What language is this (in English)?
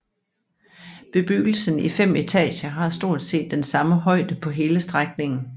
Danish